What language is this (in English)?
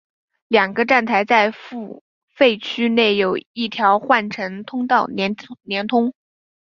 Chinese